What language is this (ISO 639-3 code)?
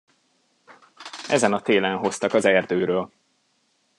hun